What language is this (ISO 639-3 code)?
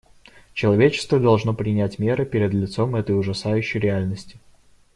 rus